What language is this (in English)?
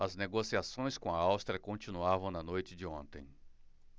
Portuguese